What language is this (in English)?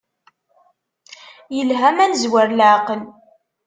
Kabyle